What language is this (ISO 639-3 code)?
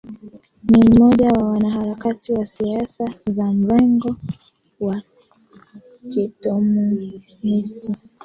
swa